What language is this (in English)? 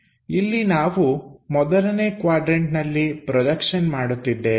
Kannada